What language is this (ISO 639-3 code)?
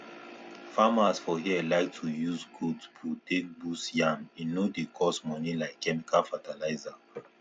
pcm